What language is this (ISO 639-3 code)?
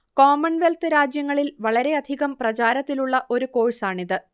mal